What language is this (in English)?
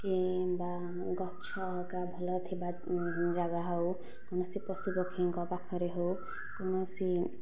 Odia